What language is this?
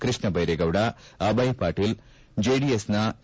Kannada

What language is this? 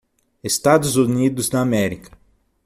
Portuguese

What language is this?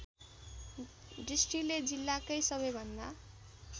Nepali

